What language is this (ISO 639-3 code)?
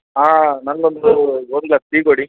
kan